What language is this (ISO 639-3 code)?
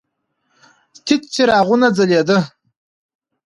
pus